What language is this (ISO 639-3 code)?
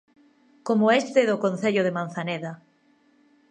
glg